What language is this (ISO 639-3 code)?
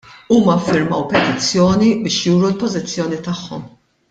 mlt